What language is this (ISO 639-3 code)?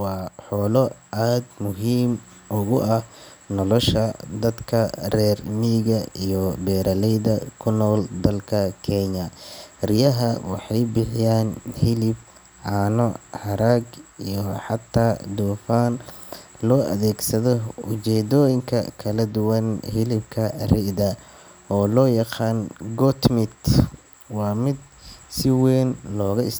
som